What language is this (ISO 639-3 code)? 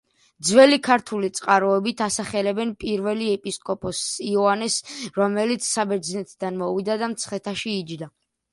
kat